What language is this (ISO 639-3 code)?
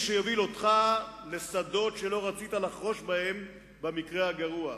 heb